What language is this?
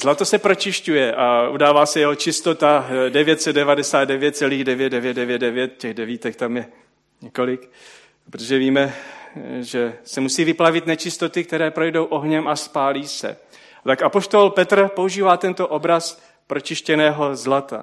Czech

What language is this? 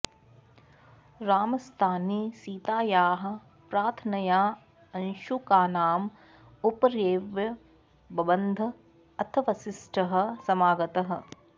Sanskrit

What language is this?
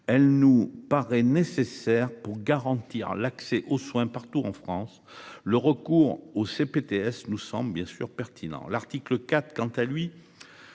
French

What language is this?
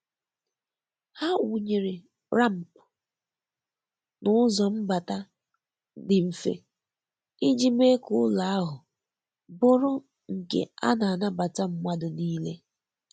Igbo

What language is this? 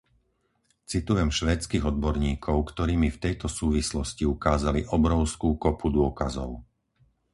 Slovak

